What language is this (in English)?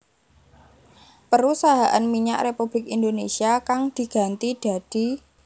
Javanese